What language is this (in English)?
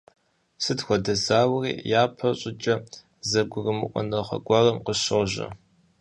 Kabardian